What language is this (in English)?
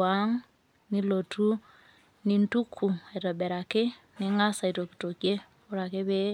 Masai